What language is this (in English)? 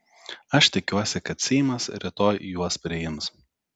Lithuanian